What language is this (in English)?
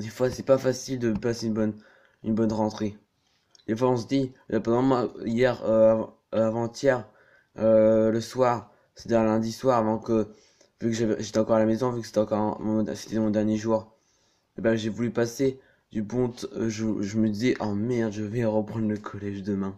French